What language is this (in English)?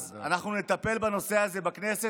Hebrew